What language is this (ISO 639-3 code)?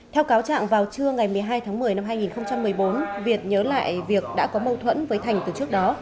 vie